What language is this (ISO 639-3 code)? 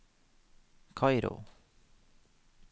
nor